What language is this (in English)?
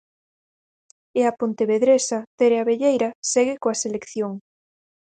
Galician